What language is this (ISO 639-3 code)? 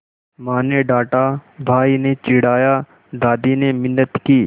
hin